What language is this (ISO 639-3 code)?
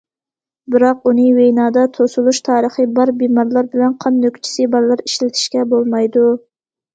uig